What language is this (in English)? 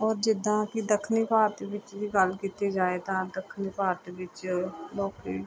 Punjabi